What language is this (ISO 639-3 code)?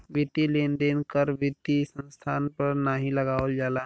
bho